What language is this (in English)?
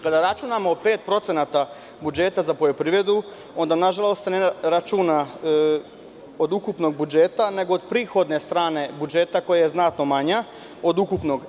Serbian